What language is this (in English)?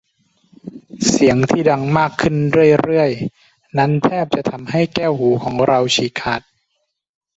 Thai